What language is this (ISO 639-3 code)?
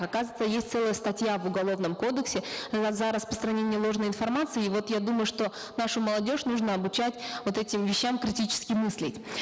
kaz